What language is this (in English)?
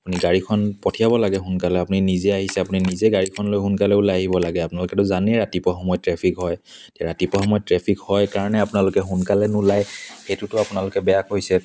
Assamese